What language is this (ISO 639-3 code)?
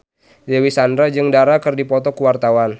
sun